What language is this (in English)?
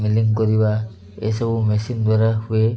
Odia